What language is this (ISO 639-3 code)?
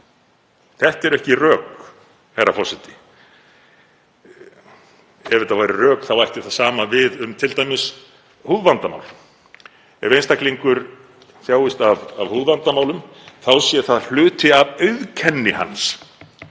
isl